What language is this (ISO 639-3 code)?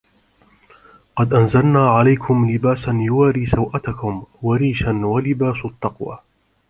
ara